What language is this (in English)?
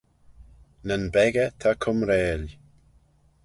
Manx